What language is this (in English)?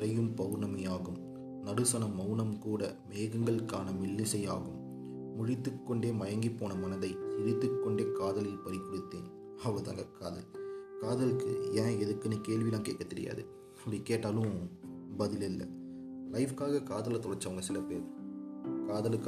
Tamil